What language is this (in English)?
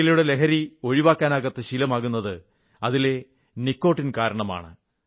Malayalam